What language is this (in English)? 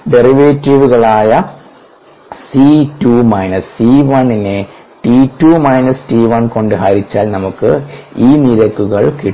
Malayalam